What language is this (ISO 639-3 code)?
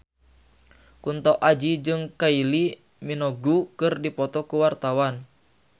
sun